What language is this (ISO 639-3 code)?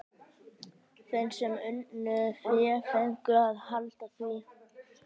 isl